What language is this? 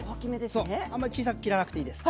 Japanese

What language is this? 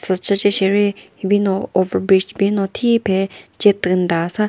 Chokri Naga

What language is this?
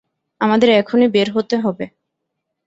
Bangla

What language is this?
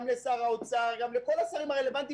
Hebrew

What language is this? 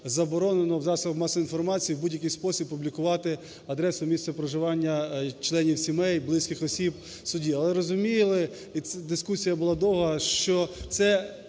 Ukrainian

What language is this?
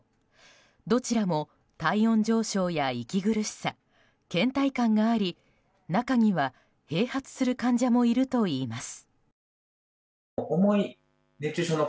Japanese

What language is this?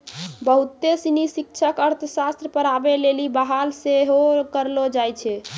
Maithili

